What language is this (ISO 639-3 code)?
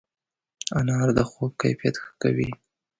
pus